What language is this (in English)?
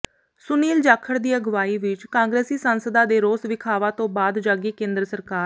Punjabi